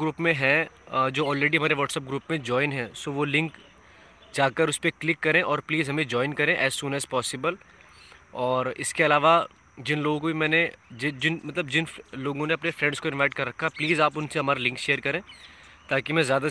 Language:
Hindi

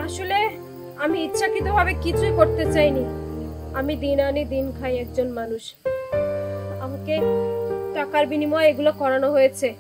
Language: Arabic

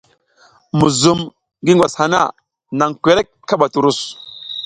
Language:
South Giziga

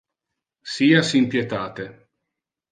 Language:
Interlingua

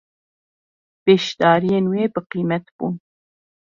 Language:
Kurdish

